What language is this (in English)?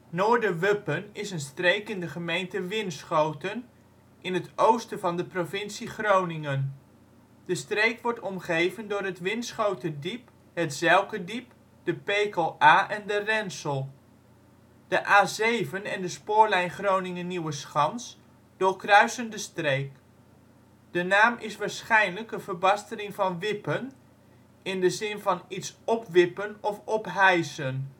Dutch